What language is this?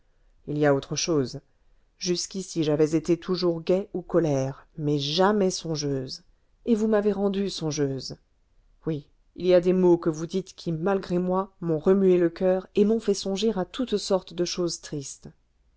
French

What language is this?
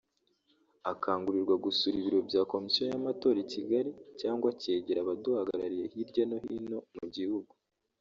Kinyarwanda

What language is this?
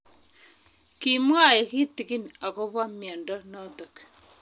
Kalenjin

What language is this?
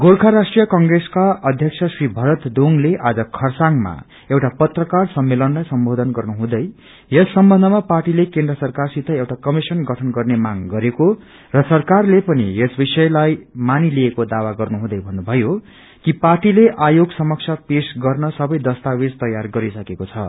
Nepali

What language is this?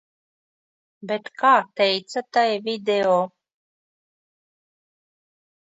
Latvian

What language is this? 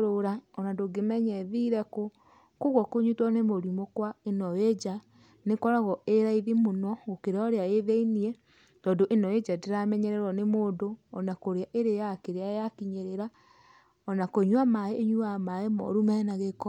Kikuyu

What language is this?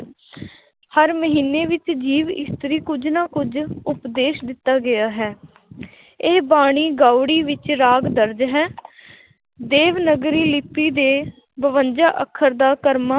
Punjabi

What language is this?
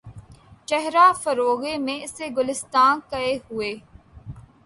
Urdu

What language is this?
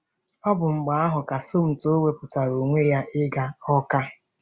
Igbo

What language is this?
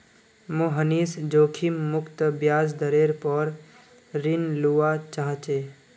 Magahi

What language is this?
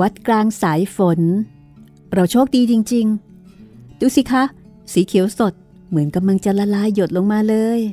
Thai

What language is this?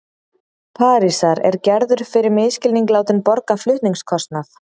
Icelandic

